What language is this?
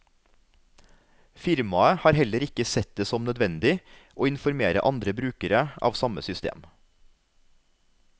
Norwegian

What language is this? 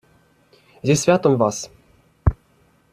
Ukrainian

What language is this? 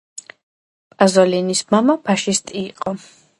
Georgian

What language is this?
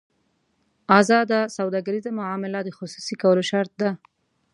Pashto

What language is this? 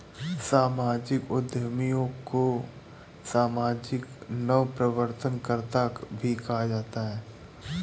Hindi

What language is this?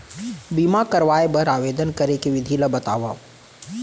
Chhattisgarhi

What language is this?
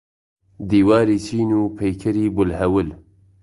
Central Kurdish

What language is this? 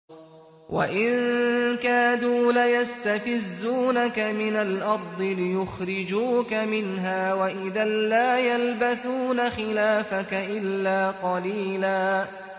Arabic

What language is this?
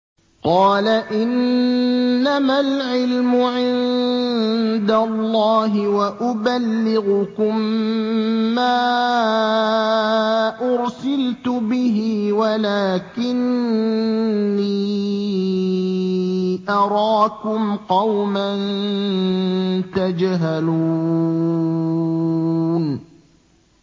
Arabic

